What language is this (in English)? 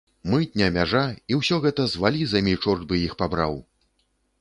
Belarusian